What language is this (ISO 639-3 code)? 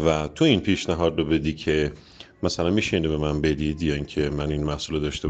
fas